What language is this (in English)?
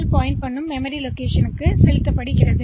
Tamil